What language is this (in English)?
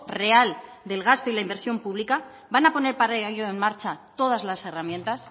Spanish